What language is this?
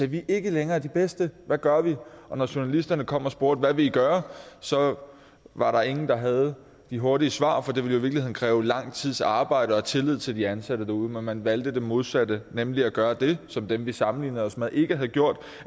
Danish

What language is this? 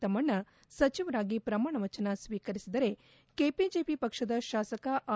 Kannada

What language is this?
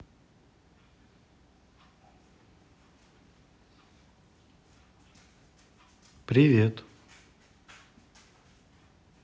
Russian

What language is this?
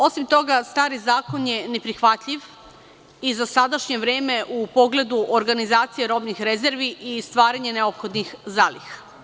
Serbian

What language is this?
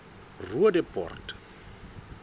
Southern Sotho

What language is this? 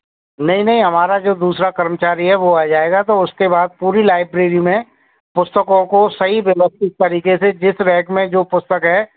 Hindi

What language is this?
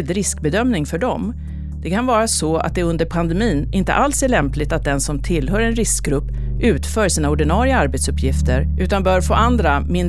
Swedish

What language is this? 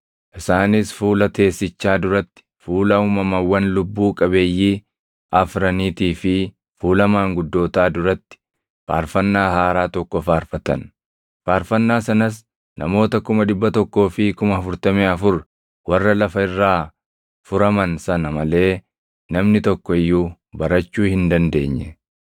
Oromo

